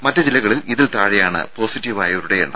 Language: Malayalam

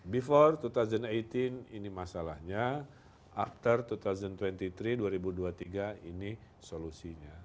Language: Indonesian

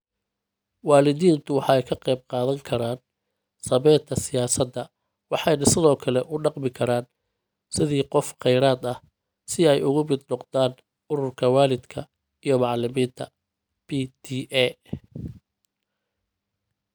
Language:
Somali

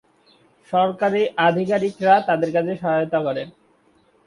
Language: Bangla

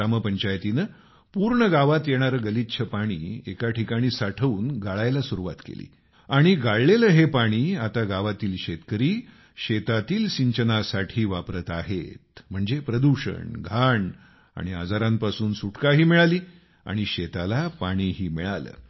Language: Marathi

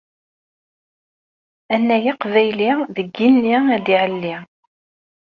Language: Kabyle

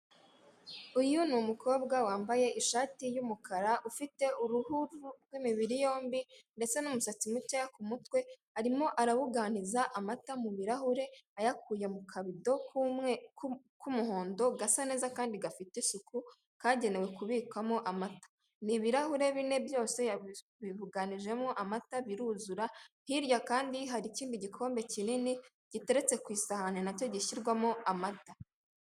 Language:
Kinyarwanda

